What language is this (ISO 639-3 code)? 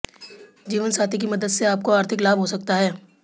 hin